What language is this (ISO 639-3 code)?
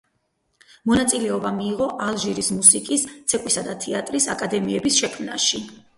kat